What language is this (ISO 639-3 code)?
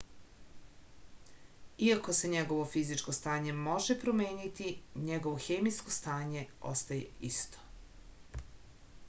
srp